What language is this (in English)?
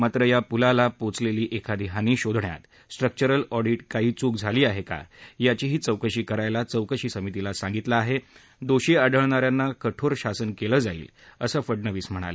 Marathi